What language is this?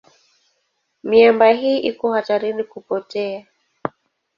Swahili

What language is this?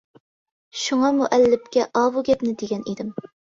Uyghur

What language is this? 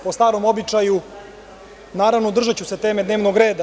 Serbian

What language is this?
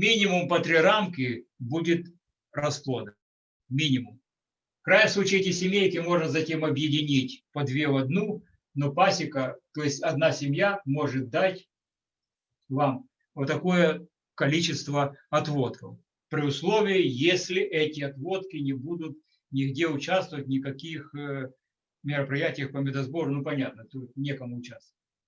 Russian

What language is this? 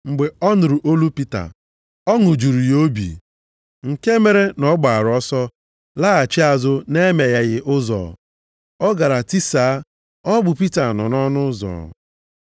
Igbo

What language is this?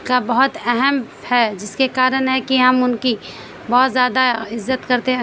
Urdu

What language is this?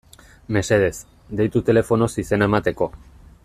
Basque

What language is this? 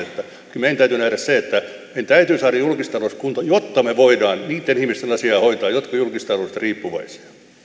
Finnish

